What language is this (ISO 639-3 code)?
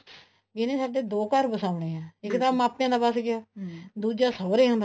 pan